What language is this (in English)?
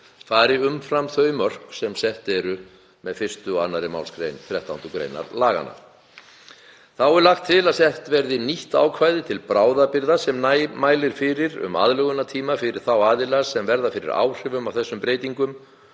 Icelandic